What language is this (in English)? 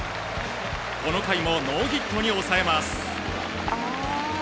Japanese